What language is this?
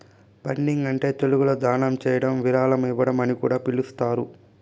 Telugu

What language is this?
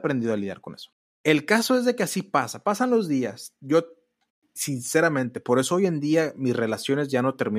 Spanish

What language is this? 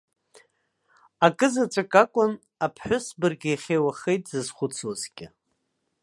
Abkhazian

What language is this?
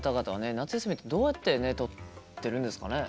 Japanese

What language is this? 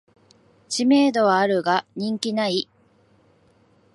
Japanese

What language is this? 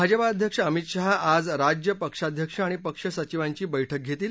Marathi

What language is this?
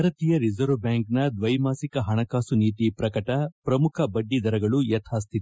Kannada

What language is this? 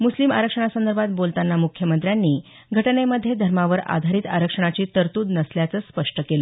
Marathi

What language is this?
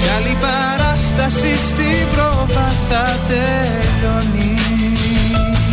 Greek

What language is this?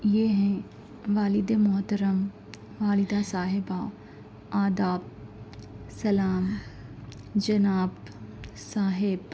Urdu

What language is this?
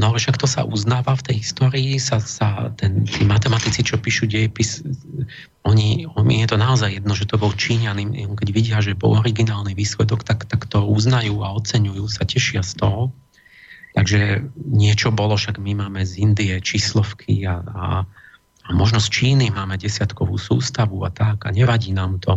Slovak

